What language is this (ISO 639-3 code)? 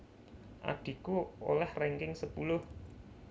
jav